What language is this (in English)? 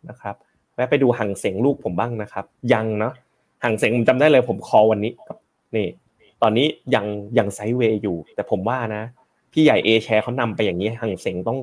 Thai